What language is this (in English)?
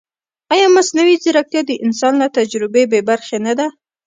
Pashto